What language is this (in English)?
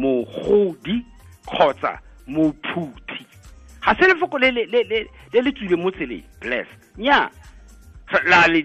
Swahili